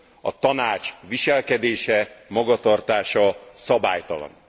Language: Hungarian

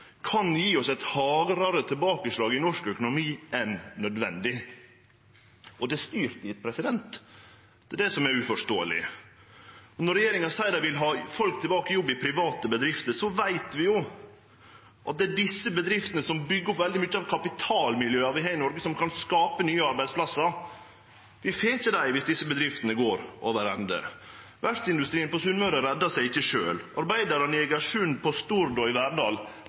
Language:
Norwegian Nynorsk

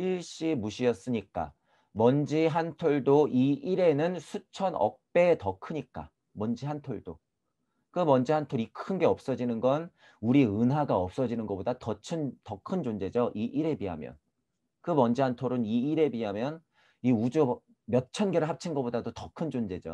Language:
Korean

